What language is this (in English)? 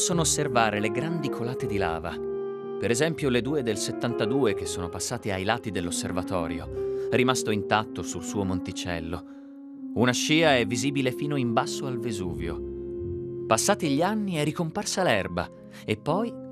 Italian